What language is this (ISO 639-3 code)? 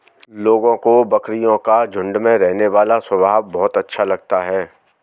hin